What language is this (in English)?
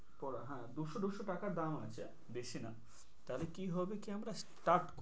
Bangla